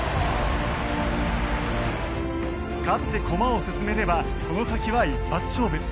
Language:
Japanese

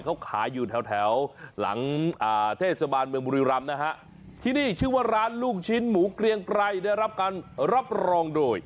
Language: Thai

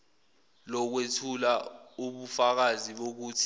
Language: Zulu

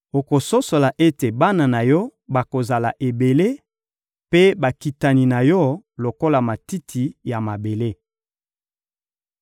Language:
Lingala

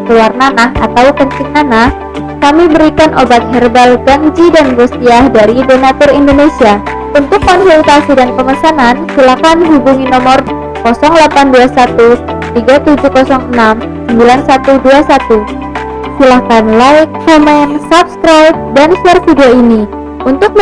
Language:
Indonesian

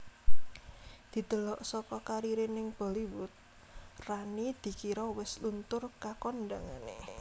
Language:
Javanese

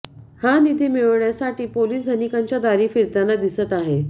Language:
Marathi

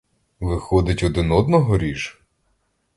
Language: Ukrainian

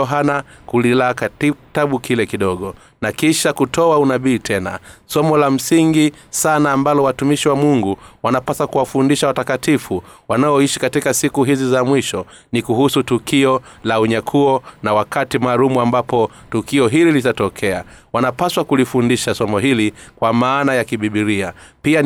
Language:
Swahili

